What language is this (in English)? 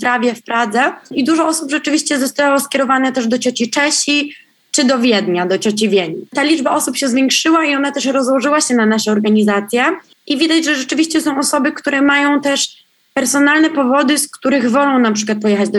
Polish